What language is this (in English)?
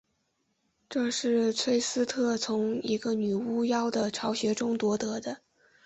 Chinese